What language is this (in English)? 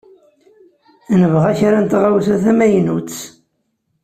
Kabyle